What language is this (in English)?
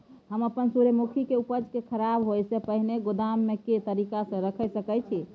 Maithili